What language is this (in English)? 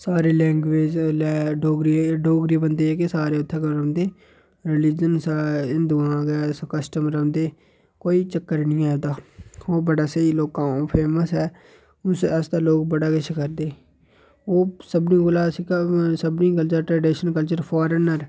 Dogri